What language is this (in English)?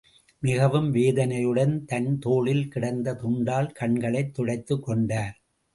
Tamil